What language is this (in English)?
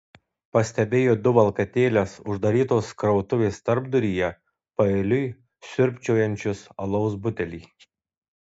Lithuanian